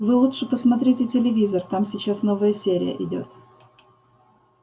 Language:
Russian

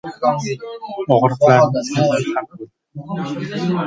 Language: Uzbek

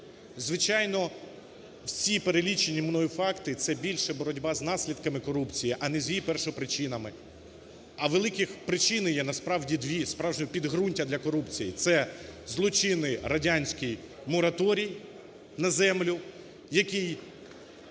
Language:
Ukrainian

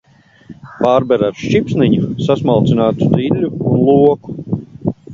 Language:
Latvian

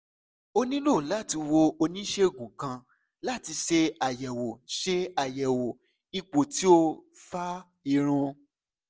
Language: Yoruba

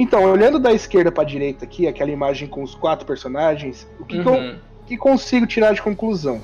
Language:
Portuguese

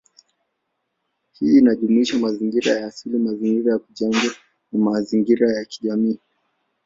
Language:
Swahili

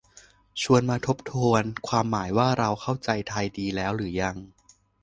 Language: Thai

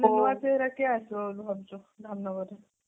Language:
Odia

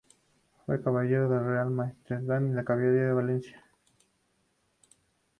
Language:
Spanish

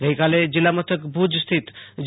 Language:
Gujarati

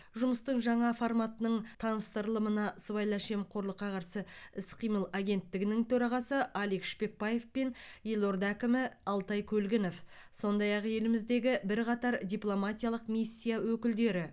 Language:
Kazakh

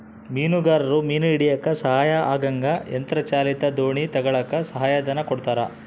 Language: Kannada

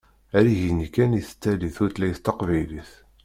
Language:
Kabyle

